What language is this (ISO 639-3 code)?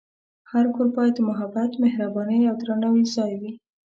pus